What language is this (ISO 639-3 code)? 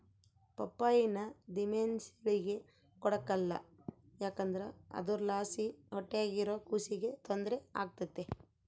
kan